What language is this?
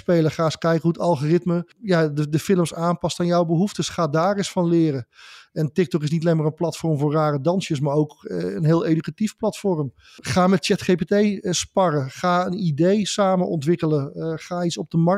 Dutch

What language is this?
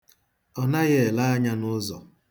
Igbo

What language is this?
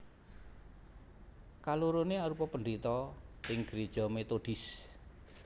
Javanese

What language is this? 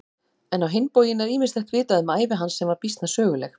Icelandic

